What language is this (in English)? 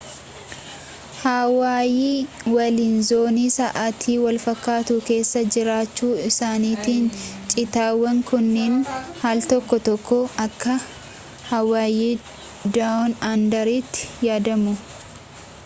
Oromo